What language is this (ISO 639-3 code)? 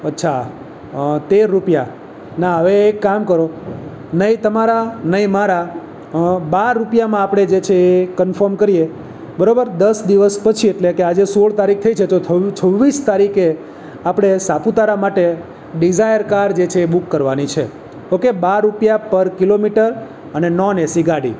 guj